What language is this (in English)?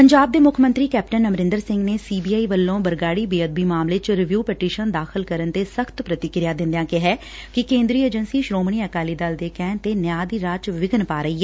Punjabi